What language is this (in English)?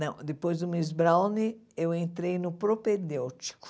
Portuguese